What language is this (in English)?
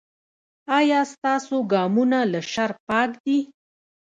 Pashto